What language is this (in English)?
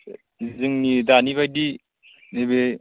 Bodo